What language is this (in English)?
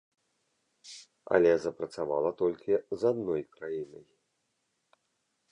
Belarusian